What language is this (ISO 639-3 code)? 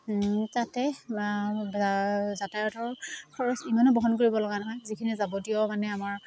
asm